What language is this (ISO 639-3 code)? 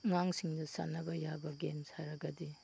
mni